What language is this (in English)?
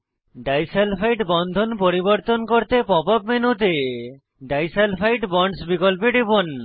Bangla